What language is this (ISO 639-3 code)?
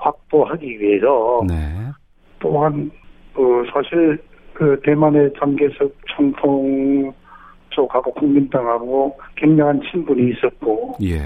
kor